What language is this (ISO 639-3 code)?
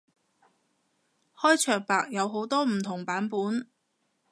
yue